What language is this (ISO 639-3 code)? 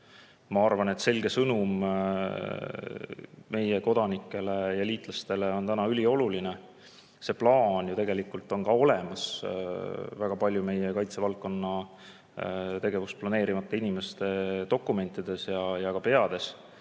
est